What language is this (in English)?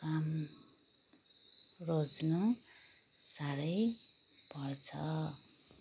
Nepali